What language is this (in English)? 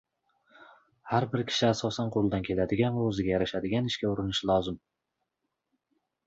Uzbek